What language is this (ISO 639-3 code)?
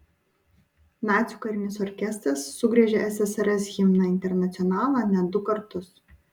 lit